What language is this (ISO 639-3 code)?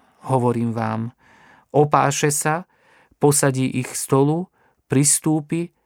slk